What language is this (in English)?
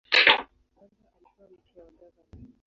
Swahili